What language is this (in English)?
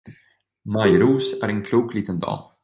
Swedish